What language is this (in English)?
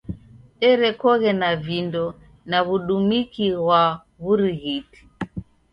Taita